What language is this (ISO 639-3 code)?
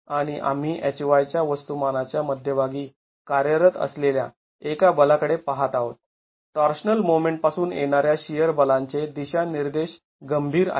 mar